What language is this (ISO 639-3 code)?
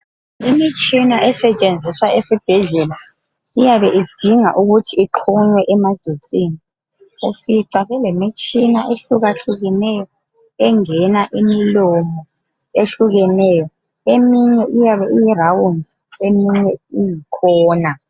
nde